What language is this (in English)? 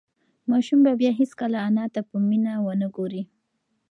Pashto